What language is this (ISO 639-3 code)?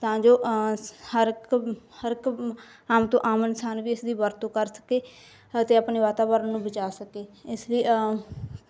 pan